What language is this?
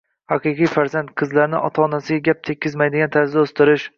Uzbek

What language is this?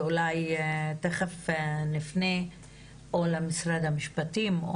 Hebrew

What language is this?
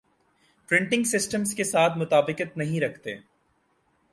Urdu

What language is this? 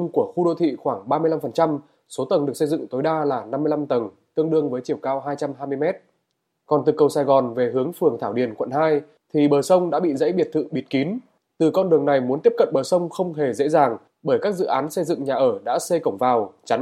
Vietnamese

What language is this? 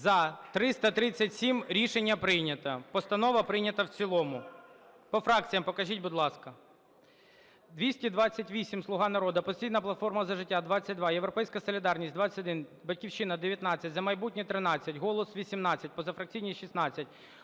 Ukrainian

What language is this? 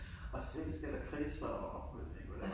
Danish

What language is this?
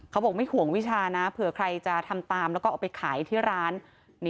Thai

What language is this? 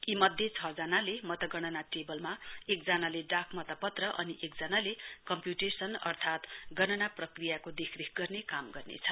Nepali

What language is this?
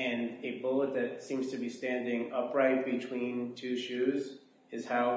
English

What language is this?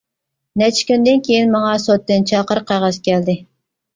Uyghur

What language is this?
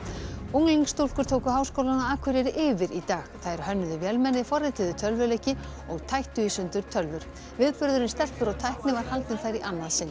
Icelandic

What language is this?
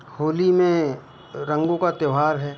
Hindi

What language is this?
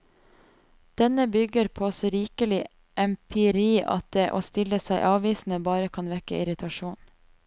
Norwegian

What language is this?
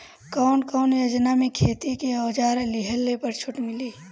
Bhojpuri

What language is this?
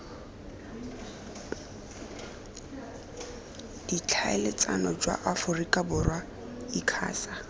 Tswana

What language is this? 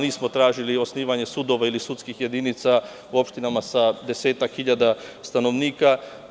Serbian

